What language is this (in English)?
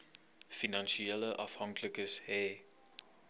Afrikaans